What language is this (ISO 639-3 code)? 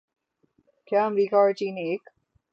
urd